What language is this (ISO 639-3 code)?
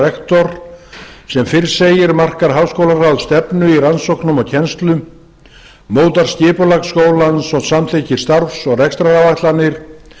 isl